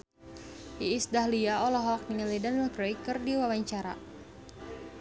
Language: Sundanese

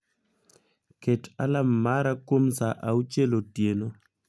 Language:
Luo (Kenya and Tanzania)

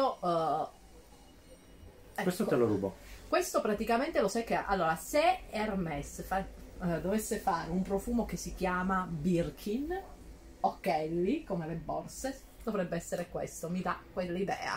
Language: Italian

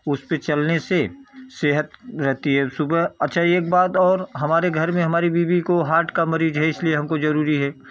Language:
Hindi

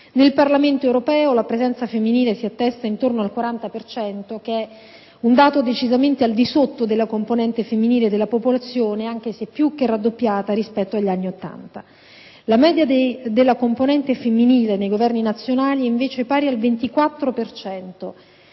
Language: Italian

